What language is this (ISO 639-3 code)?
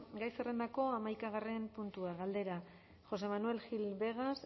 eus